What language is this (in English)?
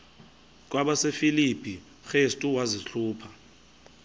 Xhosa